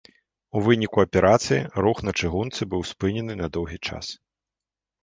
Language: Belarusian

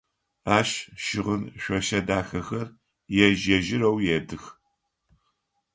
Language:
Adyghe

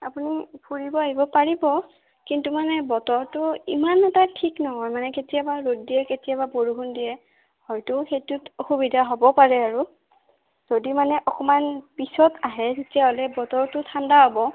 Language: Assamese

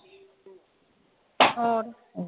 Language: Punjabi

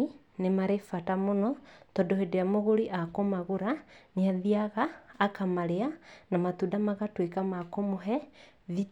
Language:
Kikuyu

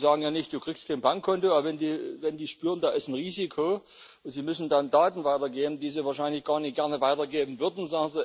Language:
German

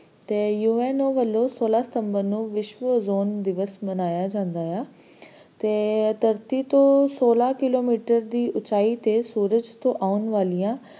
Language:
Punjabi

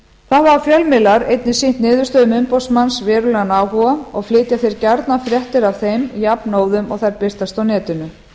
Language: Icelandic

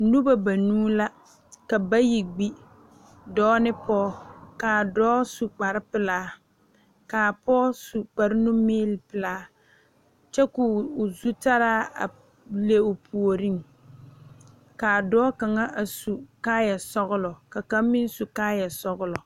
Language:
Southern Dagaare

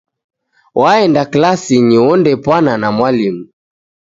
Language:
Taita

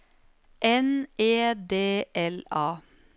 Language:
Norwegian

